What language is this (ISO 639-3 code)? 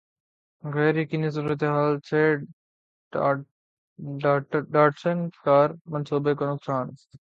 urd